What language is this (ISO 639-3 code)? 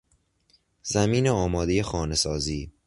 fas